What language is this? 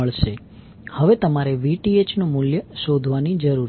Gujarati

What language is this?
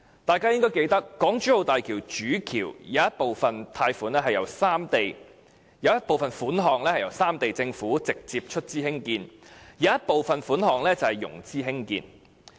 Cantonese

